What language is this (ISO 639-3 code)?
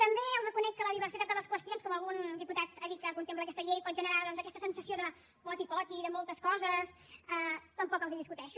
cat